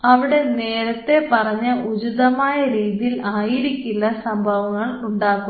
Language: Malayalam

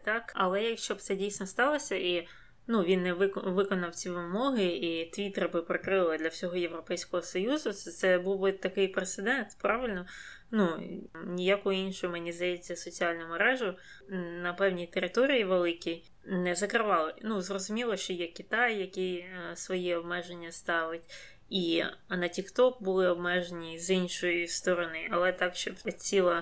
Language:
Ukrainian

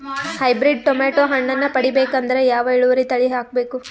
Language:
Kannada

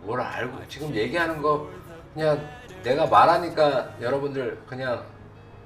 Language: Korean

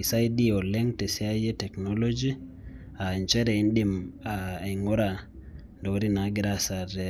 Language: Masai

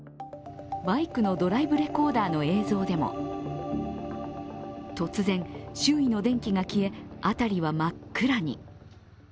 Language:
Japanese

